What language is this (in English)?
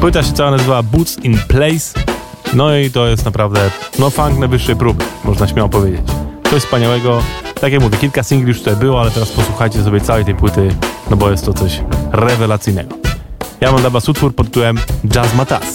Polish